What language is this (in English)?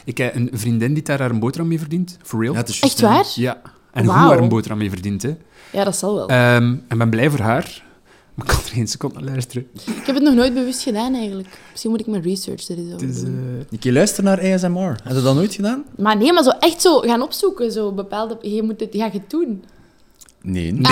Dutch